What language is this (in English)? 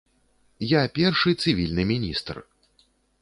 Belarusian